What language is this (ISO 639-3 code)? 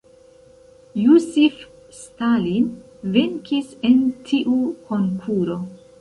epo